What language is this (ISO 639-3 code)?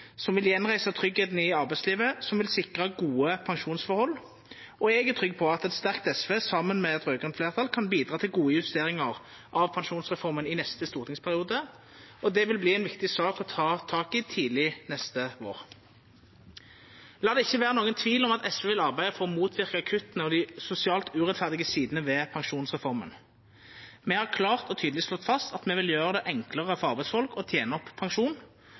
nno